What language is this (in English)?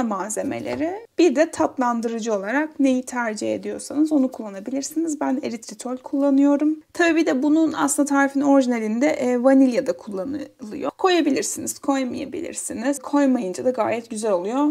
Turkish